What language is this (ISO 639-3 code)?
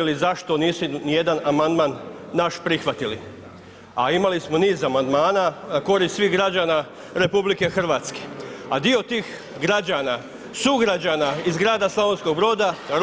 hrv